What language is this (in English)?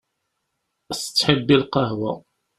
Kabyle